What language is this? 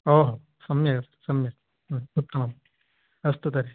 Sanskrit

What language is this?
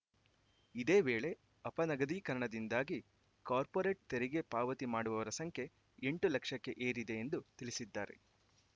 Kannada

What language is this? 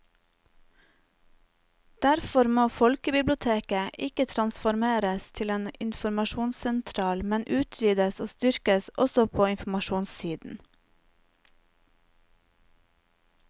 Norwegian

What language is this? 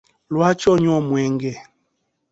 Ganda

